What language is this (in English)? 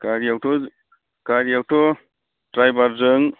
Bodo